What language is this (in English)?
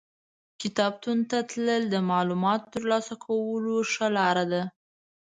Pashto